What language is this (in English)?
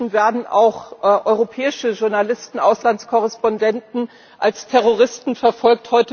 German